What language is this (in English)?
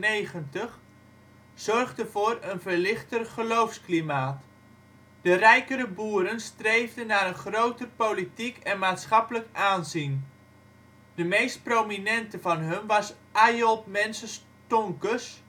Dutch